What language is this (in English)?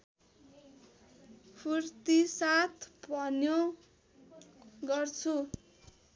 Nepali